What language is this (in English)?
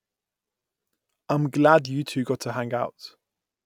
English